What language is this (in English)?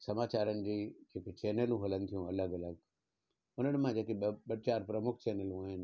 Sindhi